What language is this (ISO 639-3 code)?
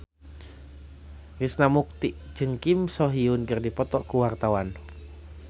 sun